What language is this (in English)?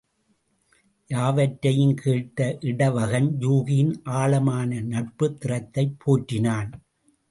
Tamil